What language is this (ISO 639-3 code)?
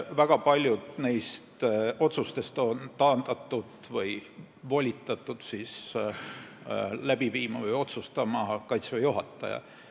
est